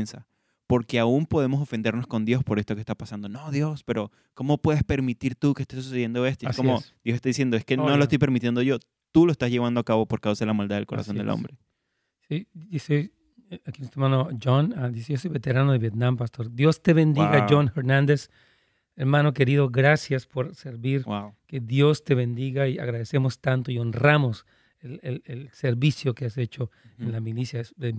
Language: Spanish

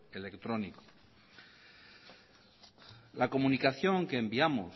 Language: Spanish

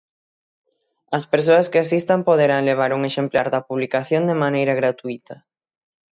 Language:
Galician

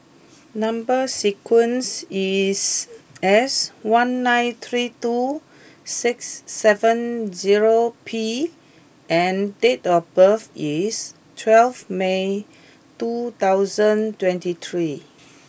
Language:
English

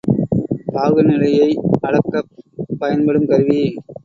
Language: Tamil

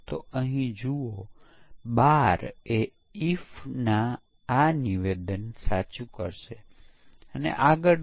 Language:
Gujarati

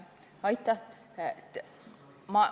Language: Estonian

